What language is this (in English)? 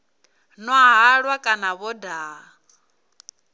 Venda